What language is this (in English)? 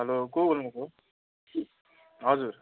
Nepali